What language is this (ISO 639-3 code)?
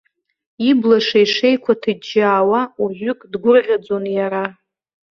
abk